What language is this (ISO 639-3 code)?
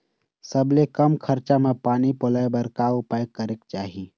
hne